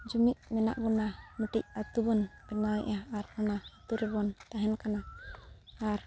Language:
Santali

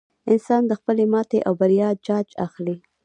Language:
Pashto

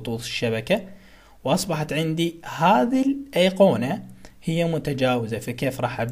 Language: Arabic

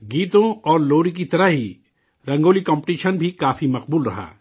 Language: Urdu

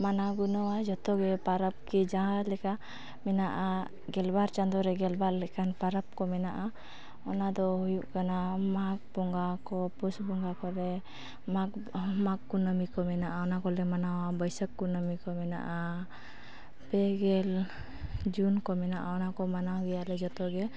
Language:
Santali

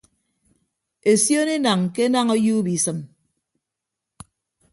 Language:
Ibibio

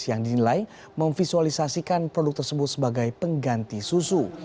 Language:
Indonesian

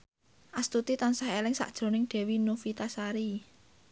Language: Javanese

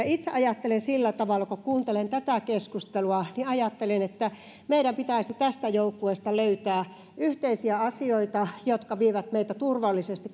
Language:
Finnish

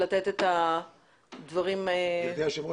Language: Hebrew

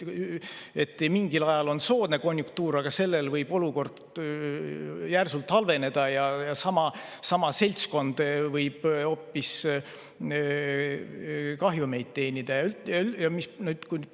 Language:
Estonian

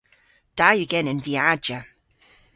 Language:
Cornish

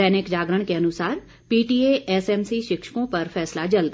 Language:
Hindi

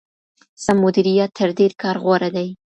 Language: Pashto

